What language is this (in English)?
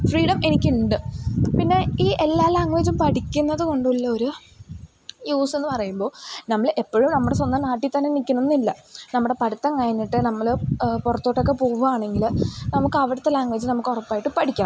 Malayalam